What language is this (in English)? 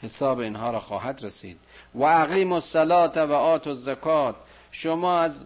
Persian